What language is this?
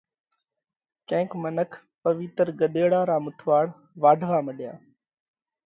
Parkari Koli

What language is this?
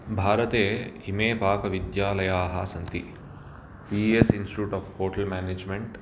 Sanskrit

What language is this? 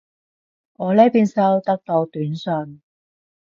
Cantonese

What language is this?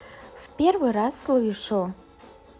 Russian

